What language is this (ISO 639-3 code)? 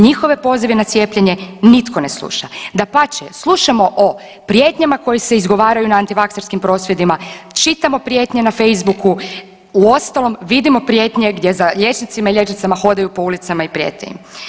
hrv